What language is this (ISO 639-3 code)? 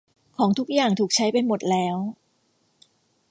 tha